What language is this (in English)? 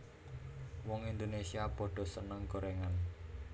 Javanese